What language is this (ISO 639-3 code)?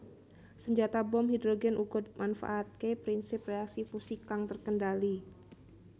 jav